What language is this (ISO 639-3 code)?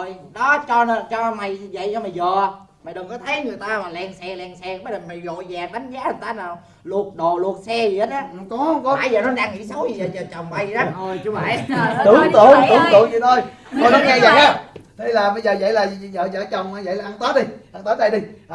vie